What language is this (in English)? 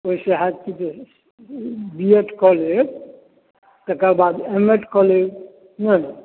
Maithili